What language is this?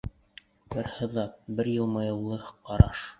Bashkir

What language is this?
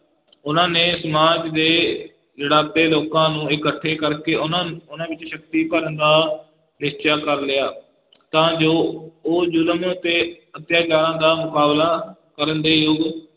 Punjabi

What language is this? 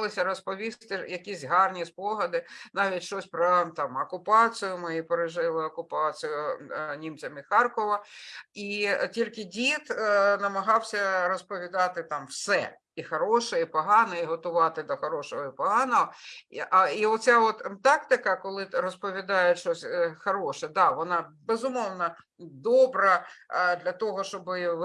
Ukrainian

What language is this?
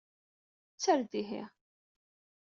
Kabyle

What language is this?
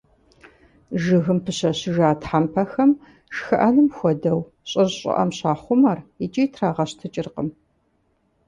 Kabardian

